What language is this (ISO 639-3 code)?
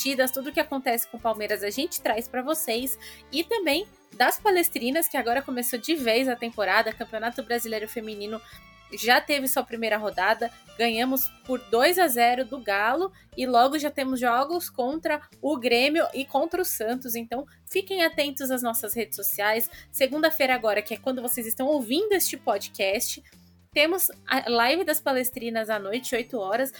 por